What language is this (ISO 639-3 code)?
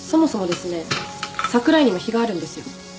jpn